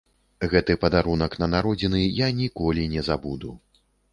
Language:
Belarusian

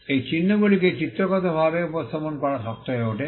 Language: Bangla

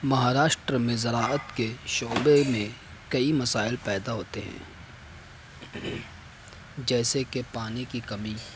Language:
Urdu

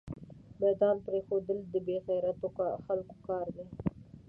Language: Pashto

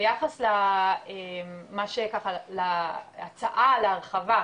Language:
Hebrew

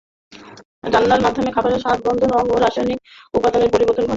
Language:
Bangla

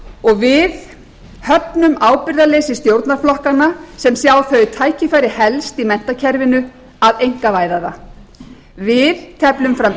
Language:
Icelandic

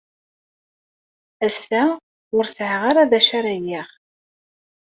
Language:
Kabyle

